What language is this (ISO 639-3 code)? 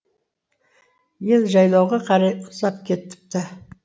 kaz